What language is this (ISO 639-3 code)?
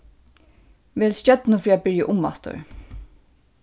fao